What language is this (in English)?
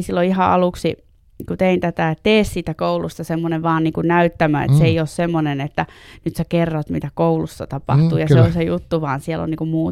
Finnish